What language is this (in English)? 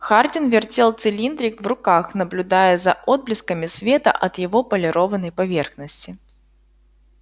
Russian